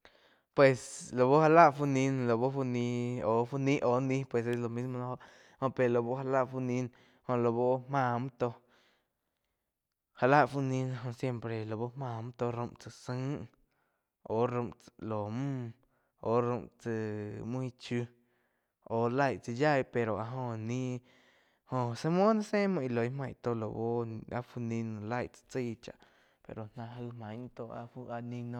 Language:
Quiotepec Chinantec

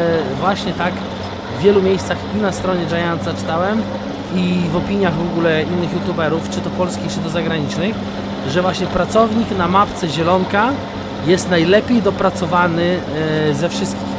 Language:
Polish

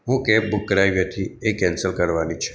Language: Gujarati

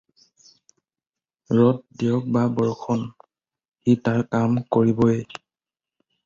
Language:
Assamese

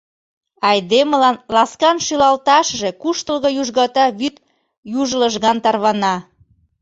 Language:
Mari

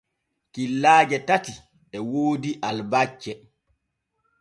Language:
Borgu Fulfulde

